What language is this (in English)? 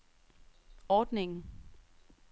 Danish